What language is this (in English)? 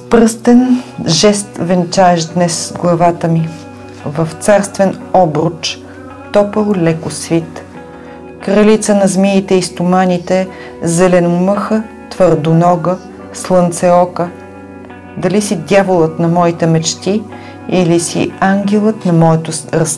Bulgarian